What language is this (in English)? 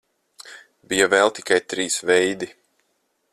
Latvian